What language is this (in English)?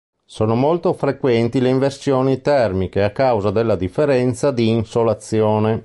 Italian